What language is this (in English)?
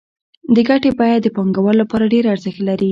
Pashto